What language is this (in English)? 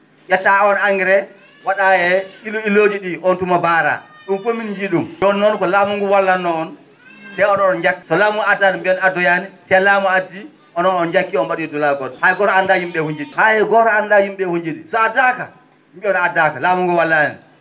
Fula